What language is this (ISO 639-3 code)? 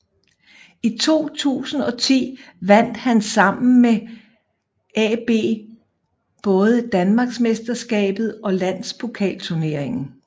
dan